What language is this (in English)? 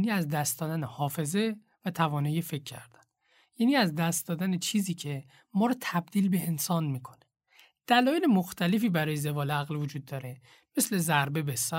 Persian